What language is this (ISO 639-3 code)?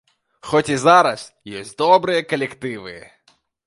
bel